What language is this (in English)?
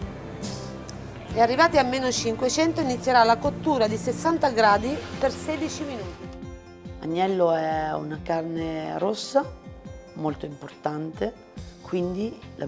Italian